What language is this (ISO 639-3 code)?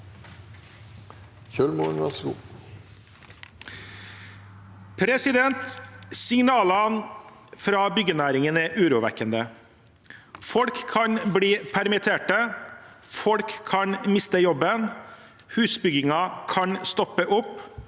nor